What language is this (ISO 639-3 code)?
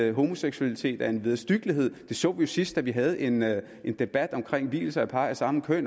dan